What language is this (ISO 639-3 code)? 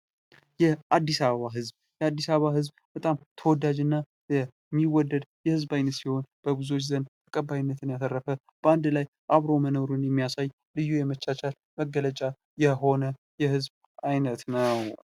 amh